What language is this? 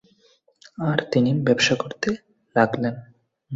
Bangla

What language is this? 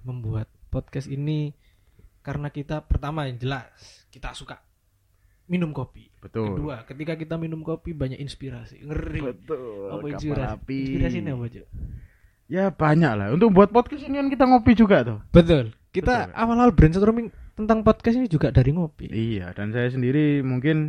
Indonesian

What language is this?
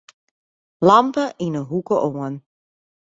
Western Frisian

